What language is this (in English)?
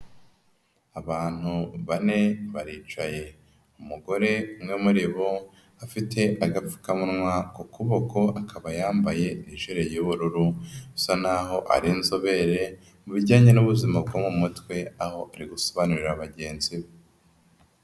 Kinyarwanda